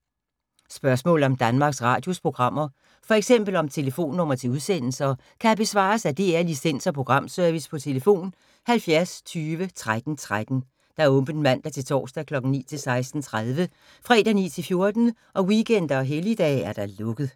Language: Danish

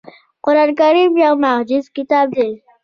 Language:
Pashto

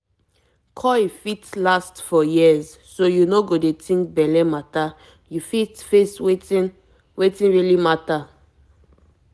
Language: Nigerian Pidgin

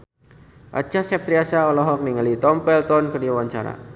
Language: Sundanese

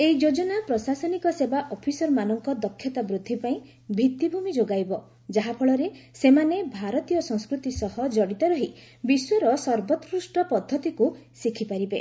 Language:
Odia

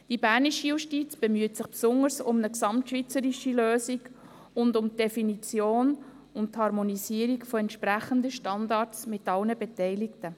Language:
Swiss German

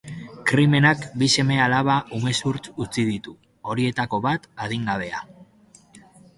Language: Basque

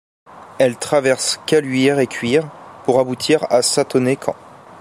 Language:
French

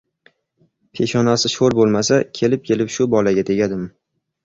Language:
Uzbek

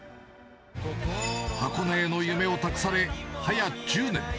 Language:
Japanese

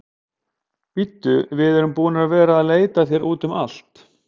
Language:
Icelandic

